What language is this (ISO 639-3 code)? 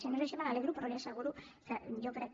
cat